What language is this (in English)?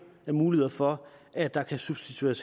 Danish